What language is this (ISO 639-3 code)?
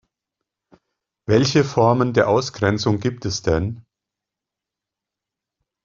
deu